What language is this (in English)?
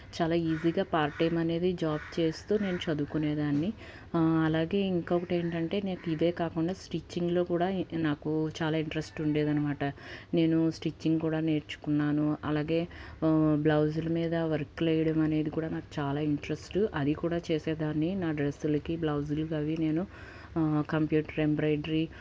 Telugu